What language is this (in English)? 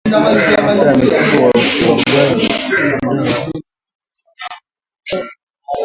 Swahili